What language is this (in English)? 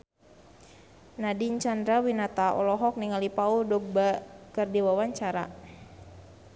Sundanese